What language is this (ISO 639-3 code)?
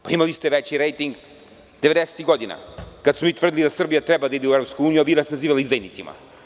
srp